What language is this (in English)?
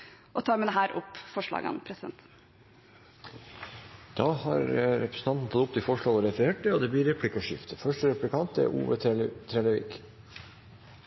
Norwegian